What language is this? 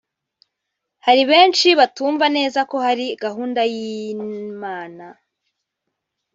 Kinyarwanda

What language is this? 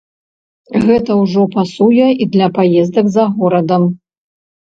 Belarusian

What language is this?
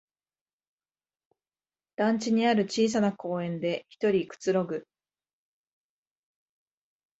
Japanese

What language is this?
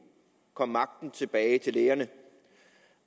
Danish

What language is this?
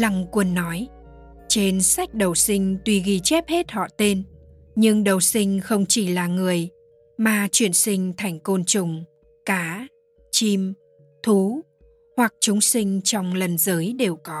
Vietnamese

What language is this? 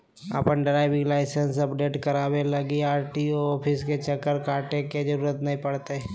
Magahi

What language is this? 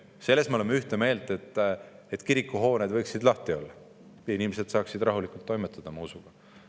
Estonian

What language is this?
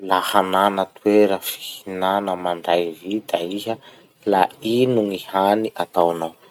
Masikoro Malagasy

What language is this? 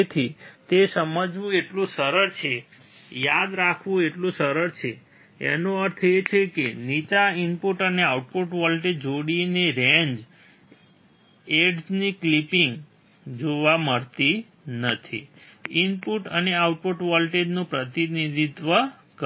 Gujarati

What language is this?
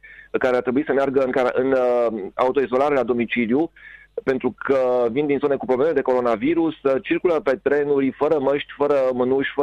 Romanian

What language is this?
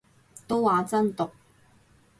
Cantonese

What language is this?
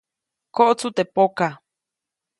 Copainalá Zoque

